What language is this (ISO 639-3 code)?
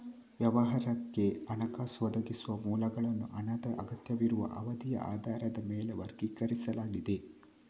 kan